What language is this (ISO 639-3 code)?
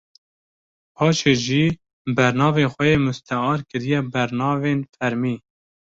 kur